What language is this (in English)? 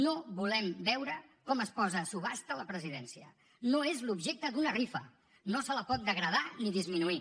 Catalan